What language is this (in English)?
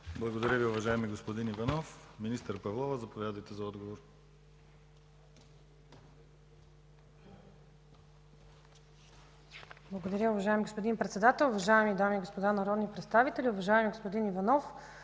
Bulgarian